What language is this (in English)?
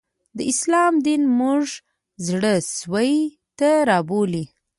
Pashto